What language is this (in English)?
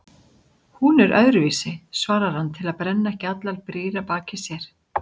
Icelandic